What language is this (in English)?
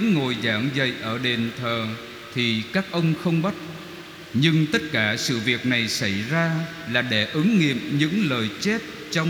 Vietnamese